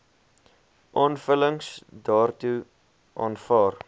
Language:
Afrikaans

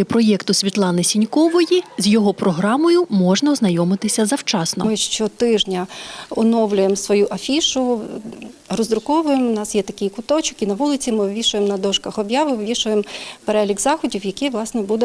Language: Ukrainian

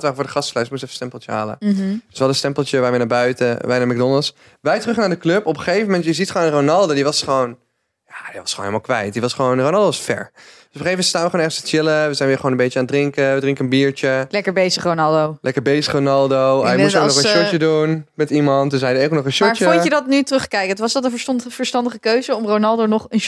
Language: Dutch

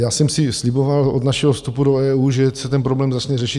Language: Czech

